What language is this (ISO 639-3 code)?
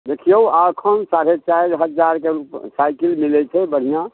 mai